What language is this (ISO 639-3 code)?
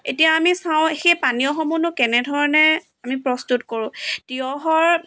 asm